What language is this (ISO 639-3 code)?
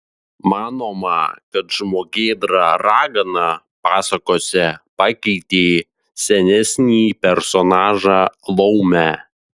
lit